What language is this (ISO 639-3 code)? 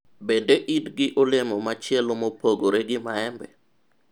luo